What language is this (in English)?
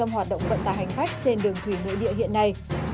Vietnamese